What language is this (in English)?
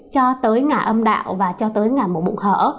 Vietnamese